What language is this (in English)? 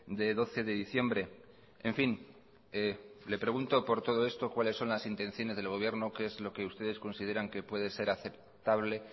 Spanish